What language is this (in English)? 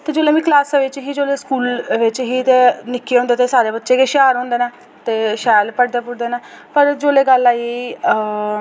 Dogri